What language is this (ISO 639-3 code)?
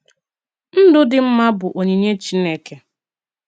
ibo